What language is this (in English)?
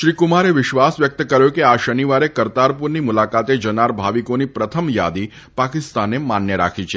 Gujarati